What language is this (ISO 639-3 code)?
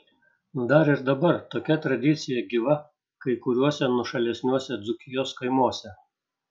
lit